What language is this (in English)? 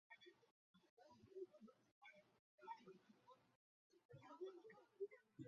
Chinese